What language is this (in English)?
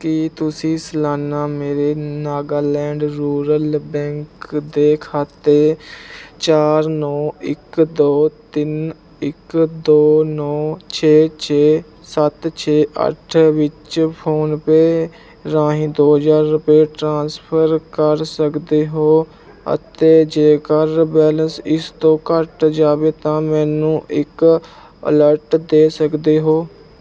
Punjabi